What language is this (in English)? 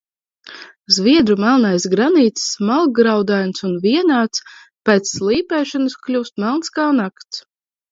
Latvian